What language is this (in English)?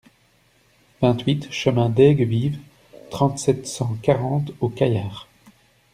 French